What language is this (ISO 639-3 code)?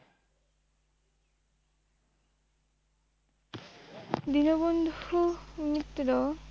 ben